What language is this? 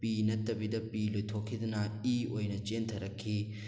Manipuri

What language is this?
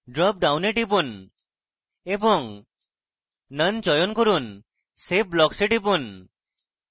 Bangla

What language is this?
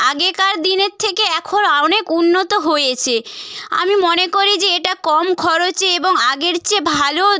Bangla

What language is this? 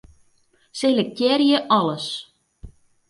Western Frisian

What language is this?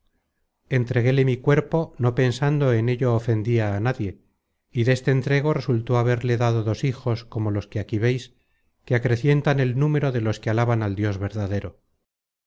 Spanish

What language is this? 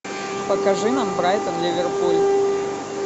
Russian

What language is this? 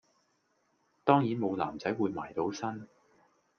Cantonese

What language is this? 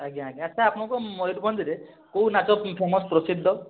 Odia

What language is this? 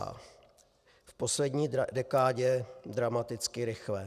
Czech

